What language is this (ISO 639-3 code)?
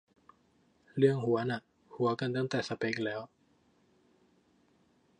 tha